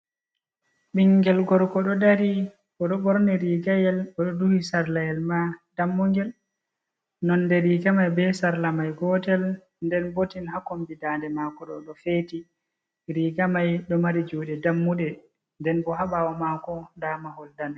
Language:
Fula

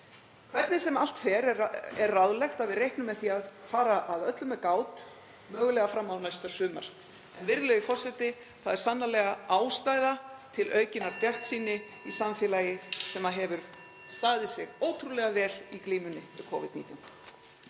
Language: Icelandic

